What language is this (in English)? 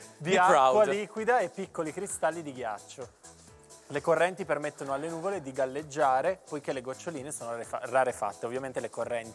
Italian